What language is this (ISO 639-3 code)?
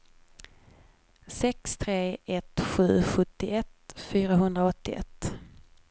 swe